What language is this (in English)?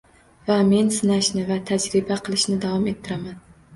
Uzbek